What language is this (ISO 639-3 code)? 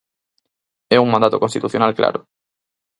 glg